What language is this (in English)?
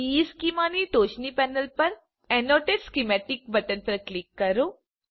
Gujarati